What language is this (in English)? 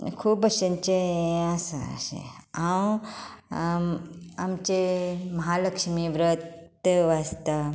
Konkani